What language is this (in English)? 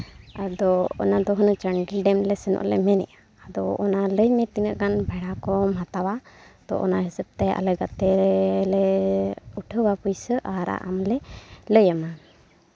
Santali